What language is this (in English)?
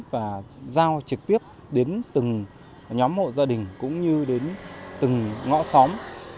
Vietnamese